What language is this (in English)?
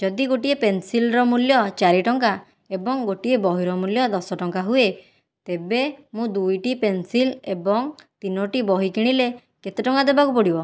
Odia